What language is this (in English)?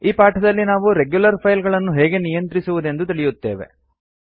Kannada